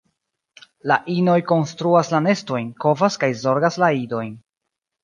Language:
Esperanto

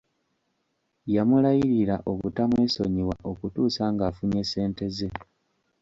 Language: Ganda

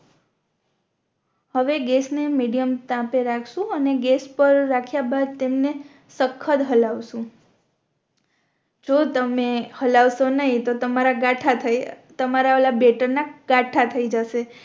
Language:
Gujarati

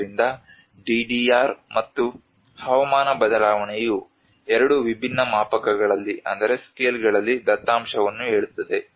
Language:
Kannada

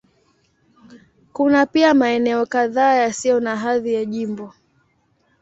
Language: Swahili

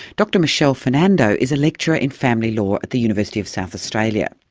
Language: English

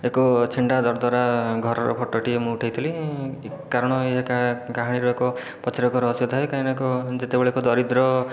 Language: Odia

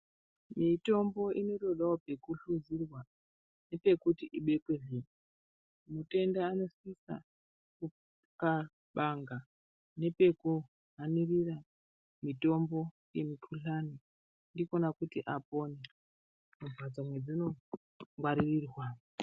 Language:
Ndau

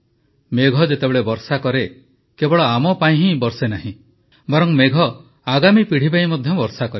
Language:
Odia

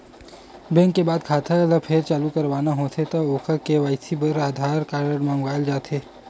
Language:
Chhattisgarhi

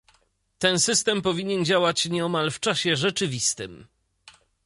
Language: Polish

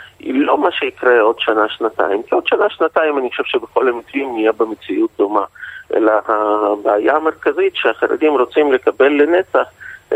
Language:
Hebrew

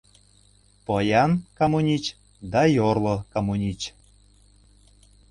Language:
Mari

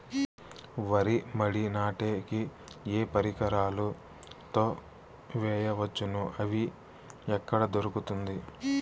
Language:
Telugu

